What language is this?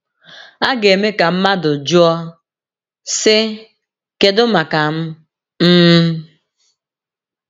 Igbo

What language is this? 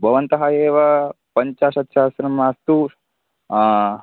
Sanskrit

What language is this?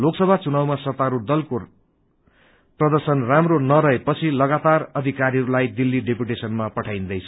Nepali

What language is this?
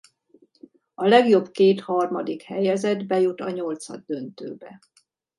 Hungarian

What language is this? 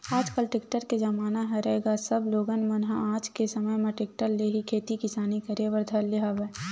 Chhattisgarhi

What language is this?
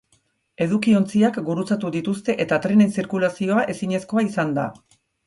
Basque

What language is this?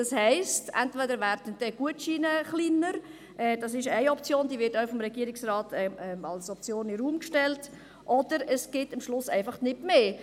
Swiss German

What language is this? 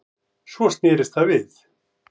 Icelandic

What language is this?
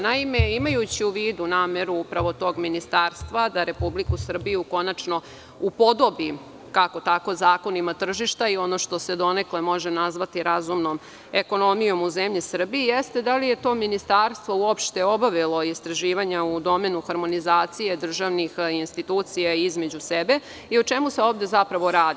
Serbian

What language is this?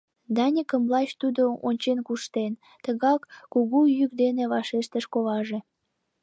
Mari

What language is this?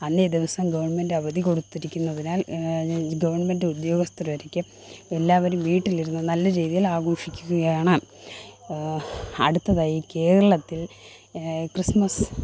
Malayalam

